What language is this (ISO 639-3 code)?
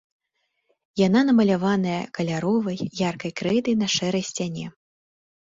bel